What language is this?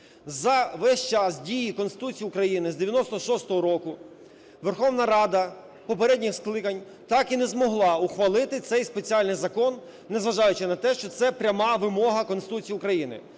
Ukrainian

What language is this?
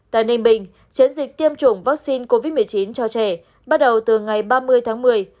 Vietnamese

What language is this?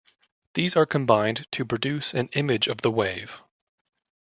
English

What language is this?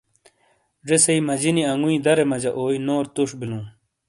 Shina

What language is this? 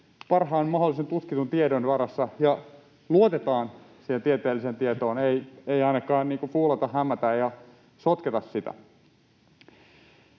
Finnish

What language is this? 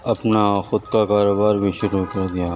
Urdu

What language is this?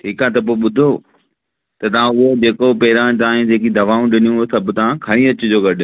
Sindhi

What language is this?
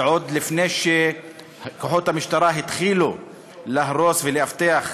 Hebrew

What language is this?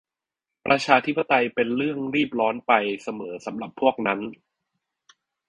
Thai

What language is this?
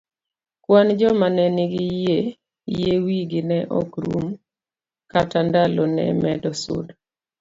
Luo (Kenya and Tanzania)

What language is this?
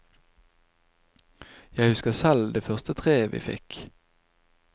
Norwegian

